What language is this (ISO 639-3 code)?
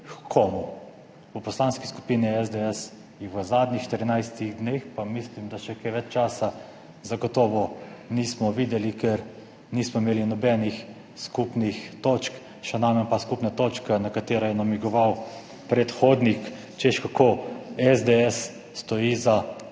slv